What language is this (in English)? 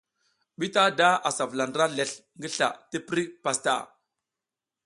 South Giziga